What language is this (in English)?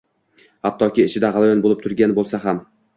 Uzbek